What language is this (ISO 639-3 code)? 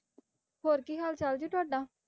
pan